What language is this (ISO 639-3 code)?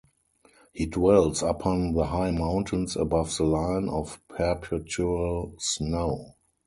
eng